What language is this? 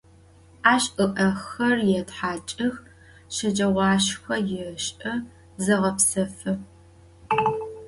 Adyghe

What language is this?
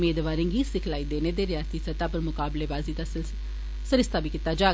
Dogri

